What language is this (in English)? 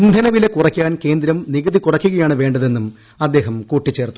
Malayalam